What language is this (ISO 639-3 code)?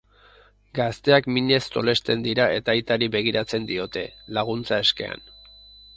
eus